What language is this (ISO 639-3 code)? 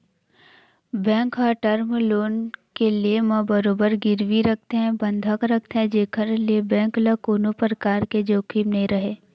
hne